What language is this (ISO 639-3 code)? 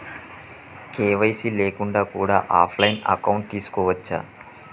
tel